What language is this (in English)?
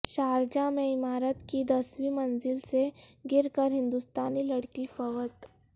Urdu